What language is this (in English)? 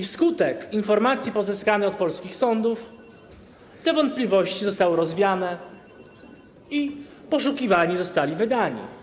Polish